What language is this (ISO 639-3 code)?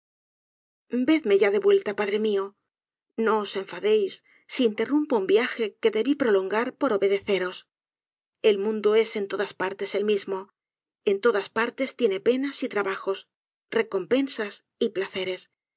spa